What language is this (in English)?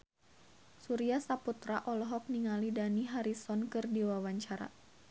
Sundanese